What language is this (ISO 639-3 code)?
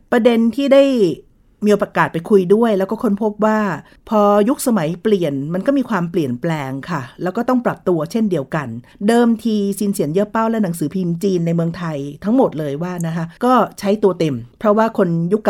tha